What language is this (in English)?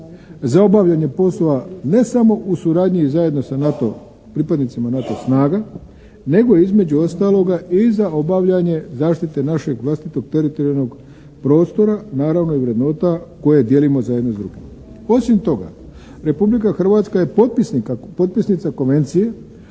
Croatian